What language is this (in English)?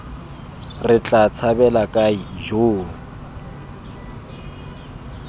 Tswana